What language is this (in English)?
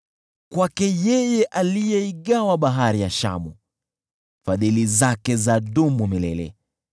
Swahili